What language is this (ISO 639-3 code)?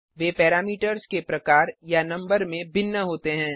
hin